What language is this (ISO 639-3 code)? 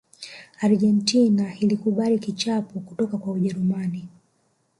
swa